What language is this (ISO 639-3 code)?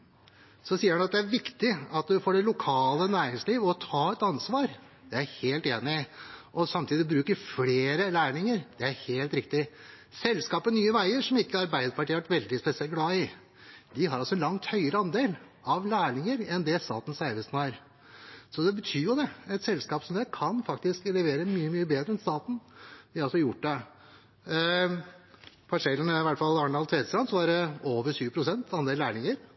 nob